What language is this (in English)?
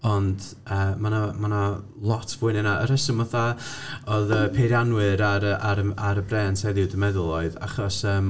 Welsh